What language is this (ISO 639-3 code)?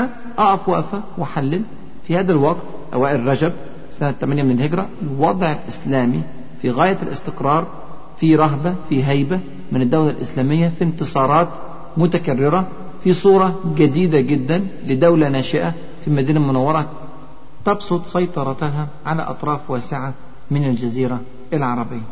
ara